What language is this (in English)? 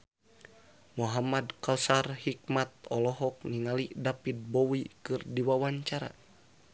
Sundanese